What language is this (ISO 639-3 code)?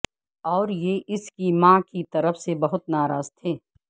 urd